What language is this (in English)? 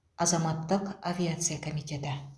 Kazakh